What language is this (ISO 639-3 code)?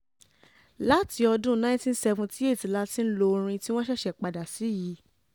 yor